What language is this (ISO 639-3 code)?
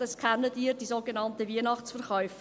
gsw